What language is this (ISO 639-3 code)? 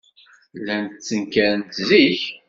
kab